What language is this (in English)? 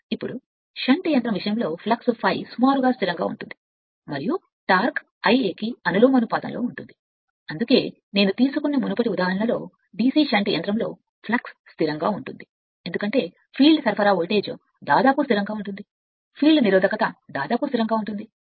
Telugu